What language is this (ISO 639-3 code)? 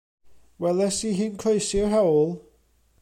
cym